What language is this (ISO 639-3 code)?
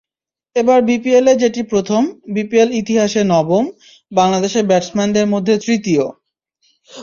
ben